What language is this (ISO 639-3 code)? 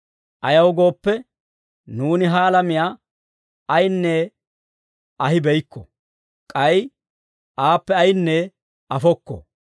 dwr